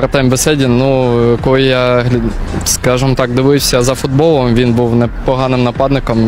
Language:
Ukrainian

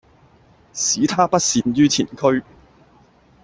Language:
Cantonese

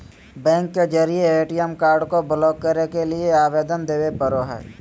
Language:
Magahi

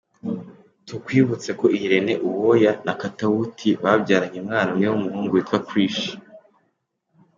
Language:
Kinyarwanda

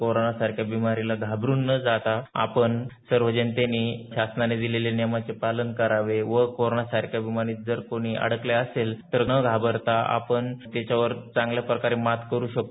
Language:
Marathi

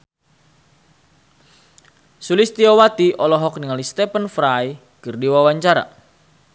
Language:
Sundanese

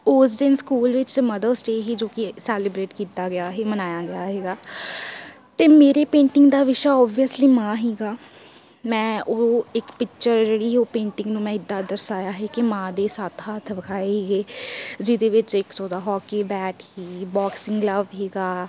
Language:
Punjabi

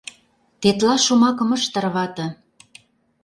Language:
Mari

